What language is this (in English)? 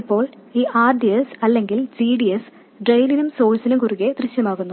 Malayalam